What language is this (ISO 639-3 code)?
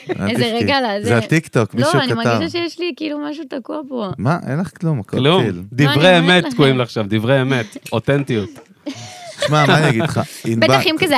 heb